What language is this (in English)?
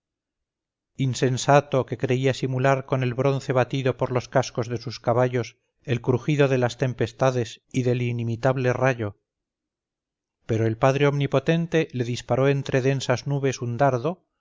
Spanish